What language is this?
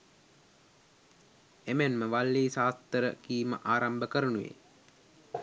Sinhala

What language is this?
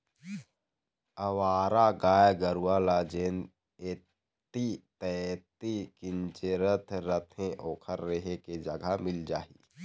Chhattisgarhi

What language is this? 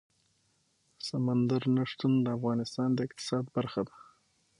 Pashto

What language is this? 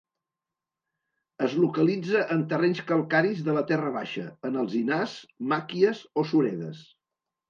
Catalan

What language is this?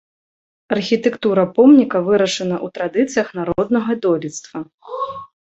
Belarusian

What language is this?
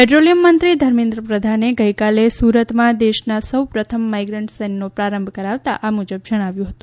Gujarati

